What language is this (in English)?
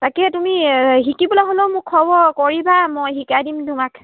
Assamese